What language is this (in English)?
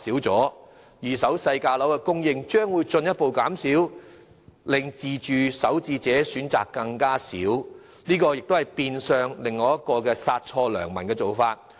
Cantonese